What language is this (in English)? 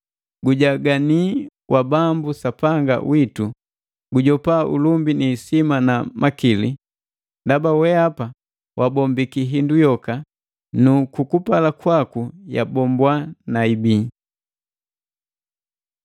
Matengo